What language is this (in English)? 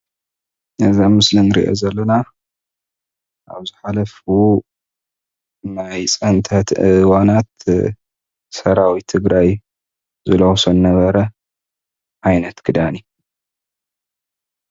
Tigrinya